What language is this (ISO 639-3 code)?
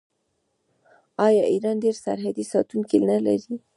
pus